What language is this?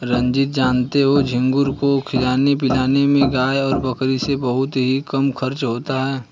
Hindi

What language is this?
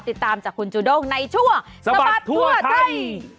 Thai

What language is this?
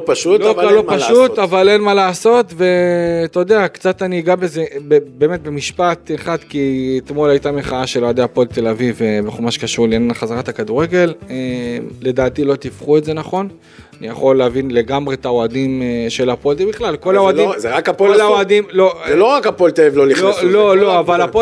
Hebrew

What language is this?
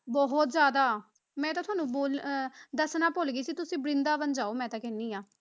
Punjabi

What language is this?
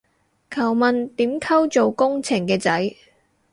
Cantonese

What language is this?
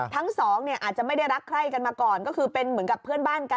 Thai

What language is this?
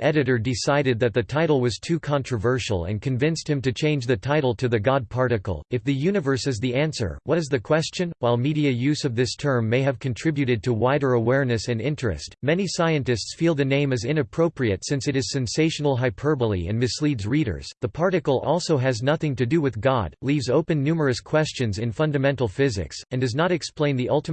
English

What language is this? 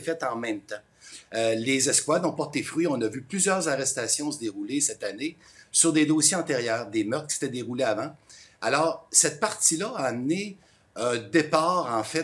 French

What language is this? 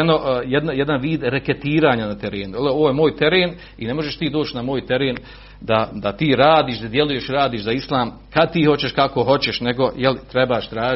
Croatian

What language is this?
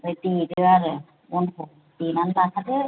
Bodo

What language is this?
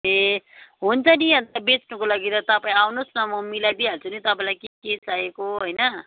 Nepali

